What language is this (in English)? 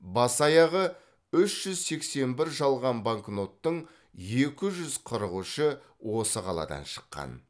Kazakh